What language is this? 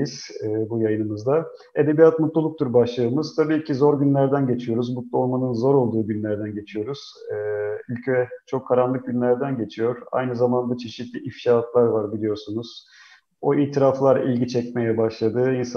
Turkish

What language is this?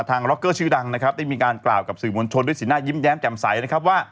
Thai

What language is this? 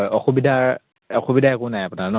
Assamese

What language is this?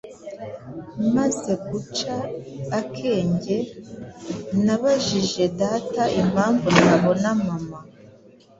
Kinyarwanda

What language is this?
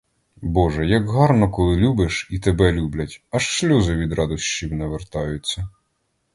Ukrainian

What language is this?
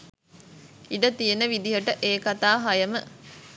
Sinhala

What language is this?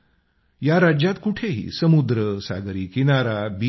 Marathi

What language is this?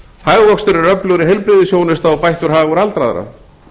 Icelandic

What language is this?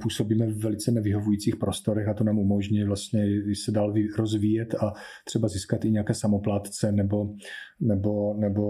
Czech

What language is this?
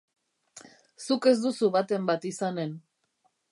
Basque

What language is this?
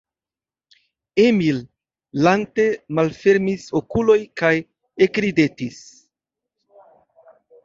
Esperanto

